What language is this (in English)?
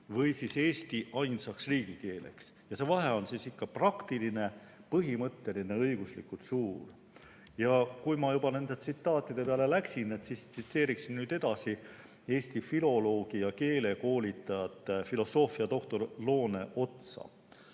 Estonian